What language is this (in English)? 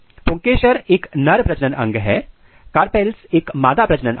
Hindi